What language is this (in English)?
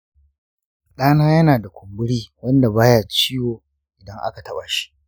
Hausa